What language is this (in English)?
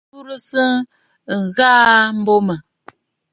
Bafut